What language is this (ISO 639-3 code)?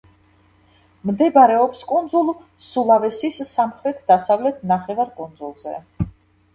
kat